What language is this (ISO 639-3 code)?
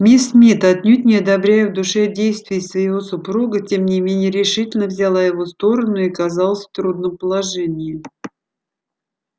rus